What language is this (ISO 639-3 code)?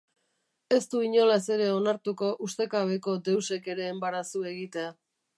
eus